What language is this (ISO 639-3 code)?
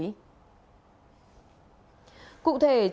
vie